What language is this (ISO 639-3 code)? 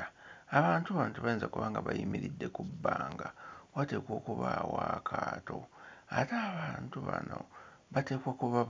lug